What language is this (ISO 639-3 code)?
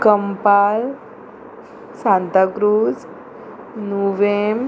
kok